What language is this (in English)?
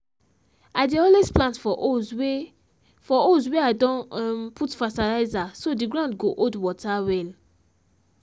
Nigerian Pidgin